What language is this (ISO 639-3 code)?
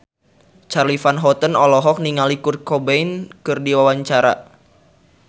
sun